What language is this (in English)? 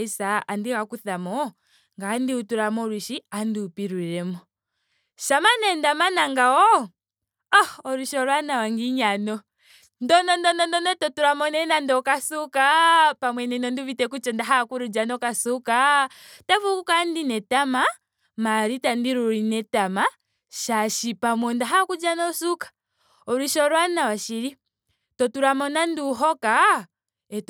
Ndonga